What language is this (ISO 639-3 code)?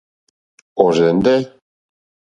bri